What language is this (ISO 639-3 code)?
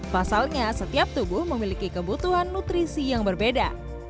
ind